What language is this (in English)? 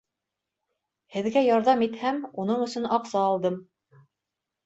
Bashkir